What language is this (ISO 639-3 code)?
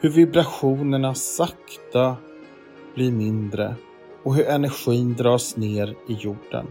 swe